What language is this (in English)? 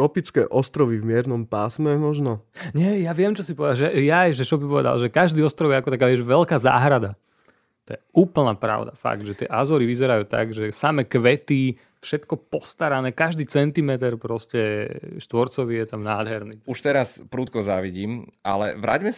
Slovak